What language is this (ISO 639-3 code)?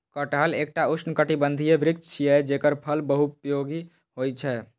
mai